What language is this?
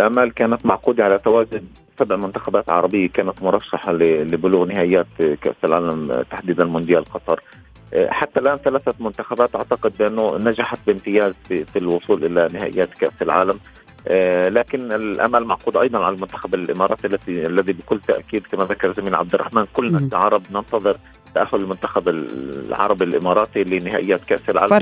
Arabic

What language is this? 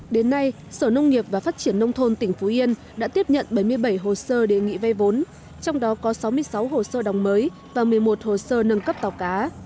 Vietnamese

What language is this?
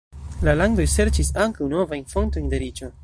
Esperanto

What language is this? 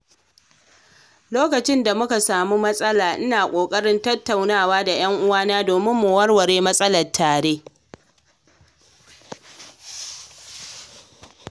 Hausa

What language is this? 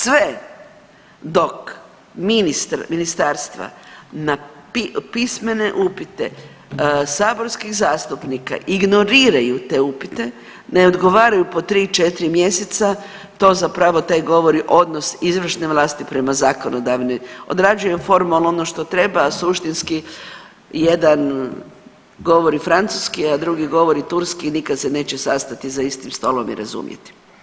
Croatian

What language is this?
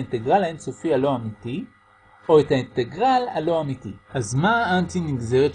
Hebrew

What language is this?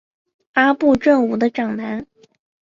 Chinese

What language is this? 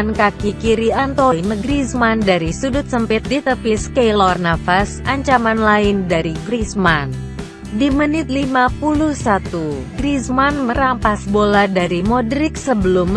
Indonesian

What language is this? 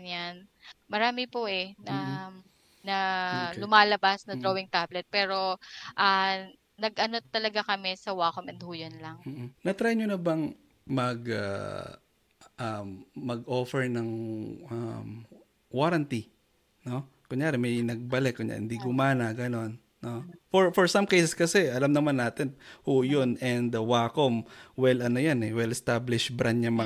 Filipino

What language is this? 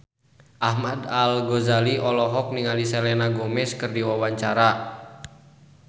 Sundanese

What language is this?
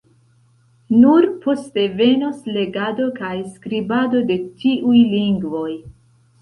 Esperanto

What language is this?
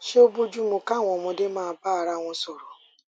Yoruba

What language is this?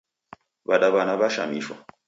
Taita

